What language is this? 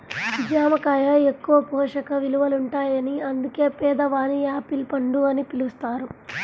Telugu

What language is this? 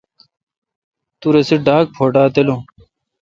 Kalkoti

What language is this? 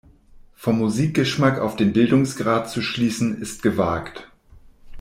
German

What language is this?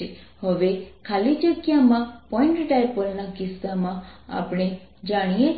Gujarati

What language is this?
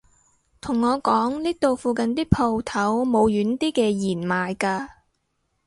Cantonese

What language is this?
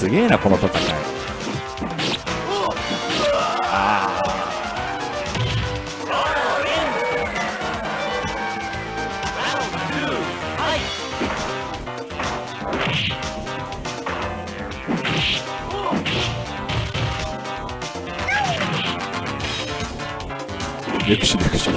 Japanese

